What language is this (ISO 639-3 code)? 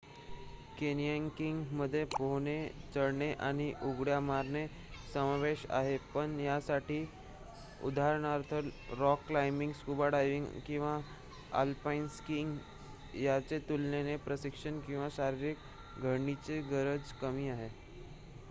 mar